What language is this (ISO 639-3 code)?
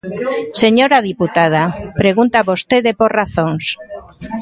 glg